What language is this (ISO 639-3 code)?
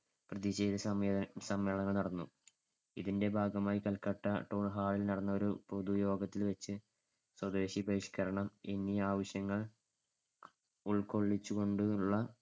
mal